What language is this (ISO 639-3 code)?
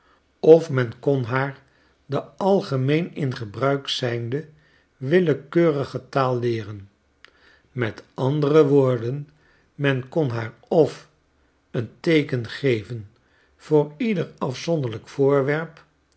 nld